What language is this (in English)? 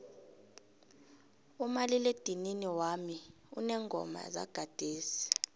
South Ndebele